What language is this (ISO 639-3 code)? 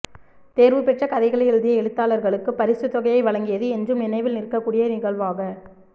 tam